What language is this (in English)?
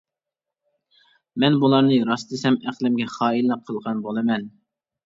Uyghur